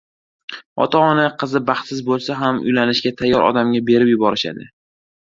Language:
Uzbek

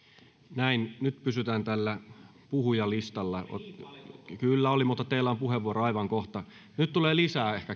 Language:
Finnish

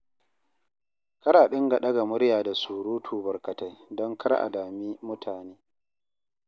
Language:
Hausa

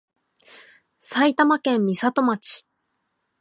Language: Japanese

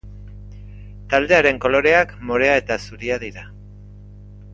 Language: Basque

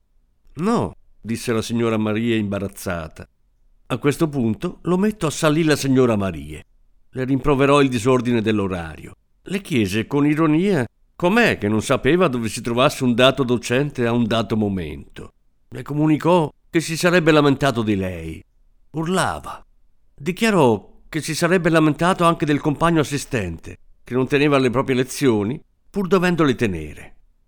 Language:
Italian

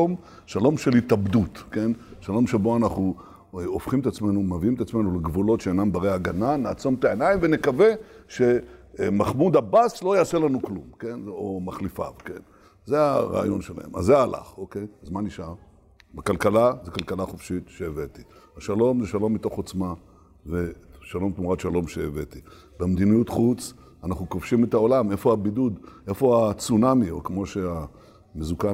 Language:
Hebrew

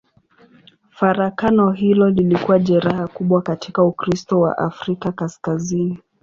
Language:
Swahili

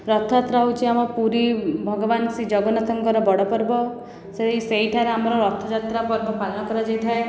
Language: Odia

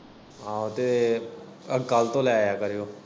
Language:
Punjabi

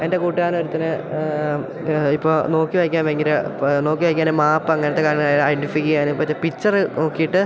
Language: Malayalam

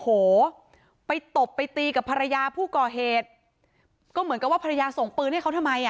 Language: Thai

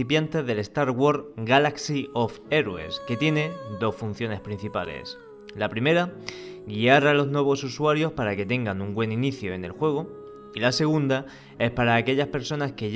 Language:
Spanish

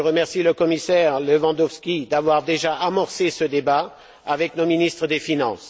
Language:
French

